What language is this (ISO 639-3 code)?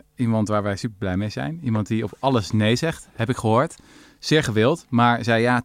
nld